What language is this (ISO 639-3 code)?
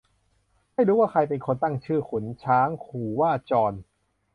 tha